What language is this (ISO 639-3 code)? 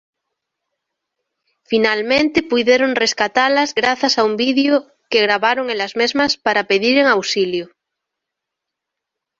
glg